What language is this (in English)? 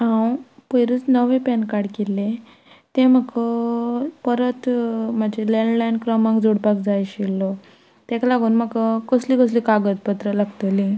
Konkani